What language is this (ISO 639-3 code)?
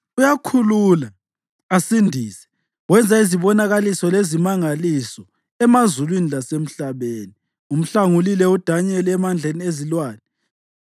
nde